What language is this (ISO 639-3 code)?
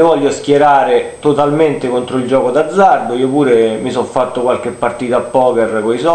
ita